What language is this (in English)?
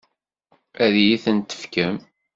Kabyle